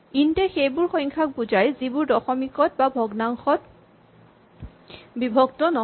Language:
Assamese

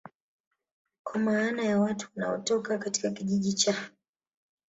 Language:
Swahili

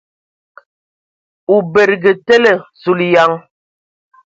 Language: Ewondo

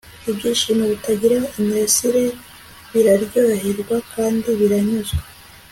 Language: Kinyarwanda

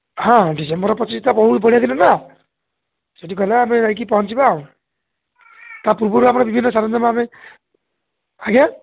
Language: Odia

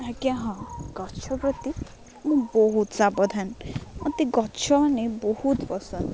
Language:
Odia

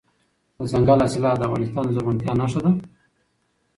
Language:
Pashto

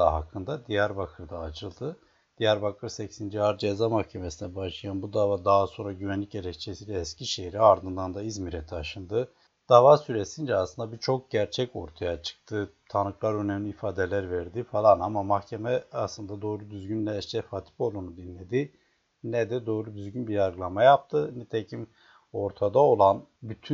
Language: Turkish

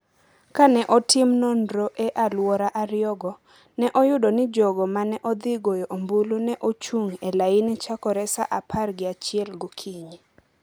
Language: Luo (Kenya and Tanzania)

